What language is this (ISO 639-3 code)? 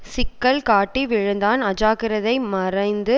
tam